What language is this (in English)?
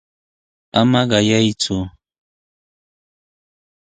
Sihuas Ancash Quechua